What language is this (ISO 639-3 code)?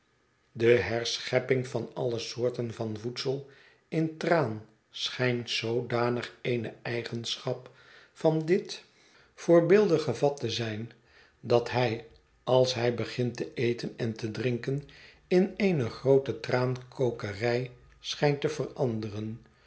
nld